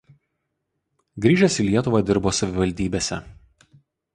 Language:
Lithuanian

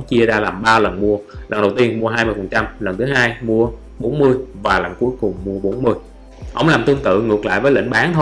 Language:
Vietnamese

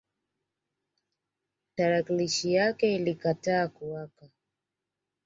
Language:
Swahili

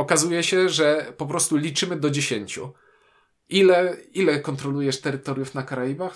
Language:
Polish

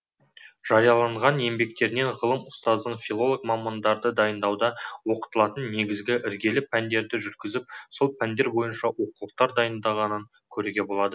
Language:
Kazakh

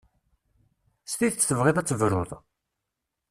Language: Kabyle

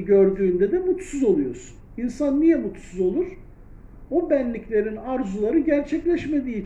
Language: Turkish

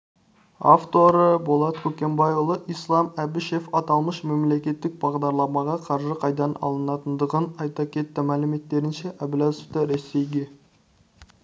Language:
Kazakh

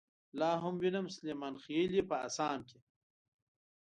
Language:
Pashto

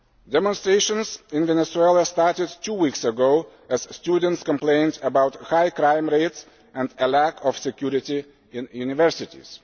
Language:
English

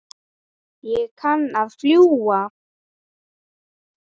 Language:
Icelandic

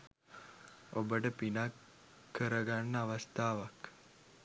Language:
Sinhala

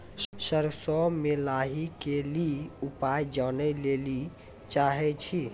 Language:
Maithili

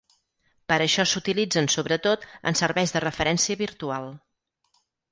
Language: Catalan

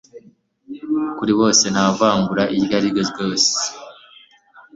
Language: Kinyarwanda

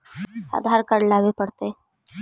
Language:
Magahi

